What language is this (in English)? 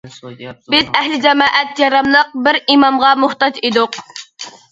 Uyghur